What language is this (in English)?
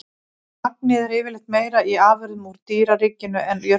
Icelandic